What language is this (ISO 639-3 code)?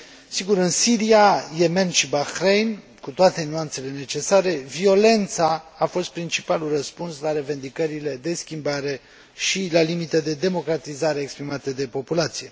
ron